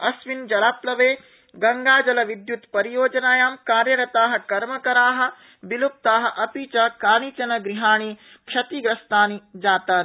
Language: Sanskrit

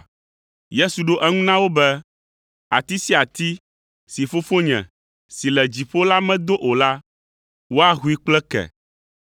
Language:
Ewe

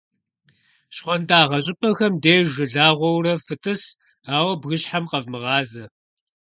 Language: Kabardian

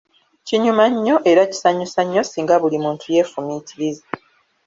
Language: Ganda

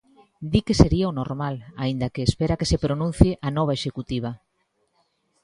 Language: Galician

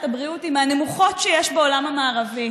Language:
Hebrew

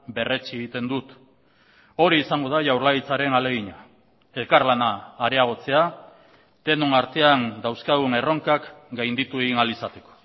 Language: Basque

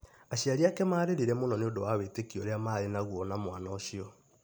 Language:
Kikuyu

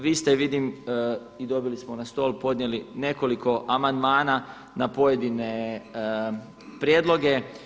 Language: Croatian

